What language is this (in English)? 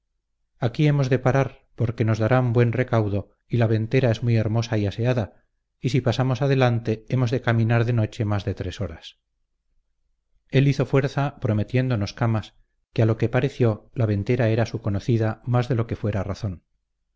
Spanish